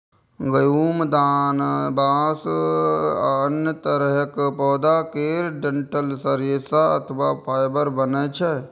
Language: Maithili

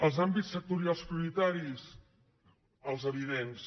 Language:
Catalan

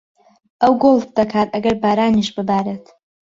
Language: Central Kurdish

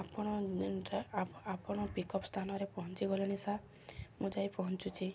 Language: Odia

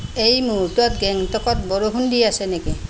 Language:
Assamese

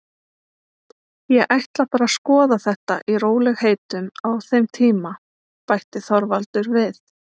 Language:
Icelandic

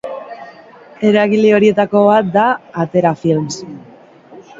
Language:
Basque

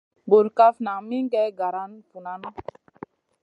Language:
Masana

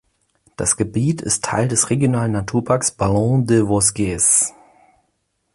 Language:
German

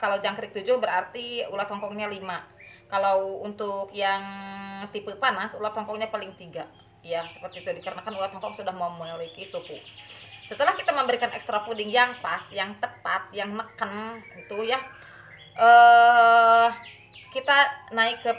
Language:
Indonesian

